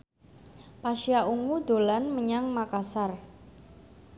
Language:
Javanese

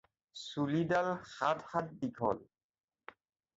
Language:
Assamese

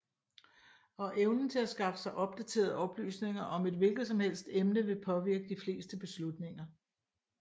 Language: Danish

